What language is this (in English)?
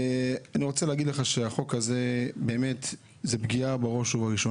Hebrew